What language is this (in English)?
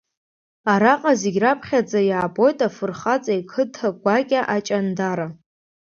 Abkhazian